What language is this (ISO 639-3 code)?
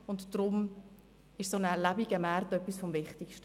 gsw